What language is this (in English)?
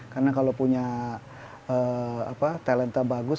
Indonesian